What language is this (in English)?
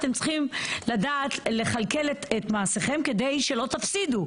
Hebrew